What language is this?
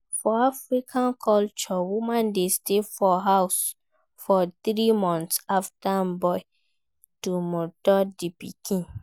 Nigerian Pidgin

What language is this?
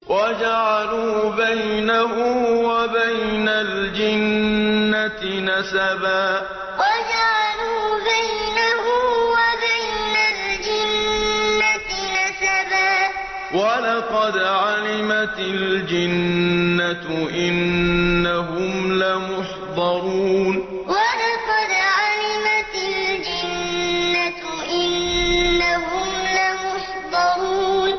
Arabic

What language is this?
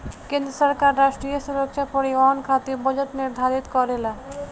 Bhojpuri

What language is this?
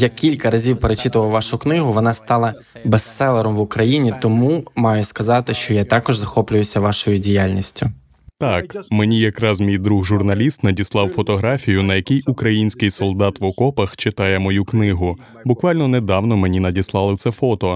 Ukrainian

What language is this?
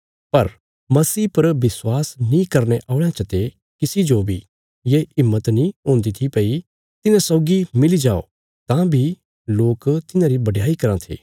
Bilaspuri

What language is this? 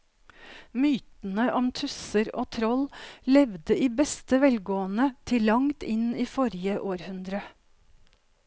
Norwegian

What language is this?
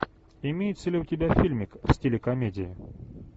Russian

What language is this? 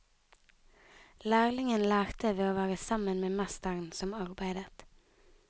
Norwegian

